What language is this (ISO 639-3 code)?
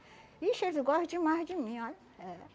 por